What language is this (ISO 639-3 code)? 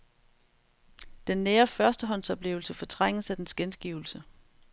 dan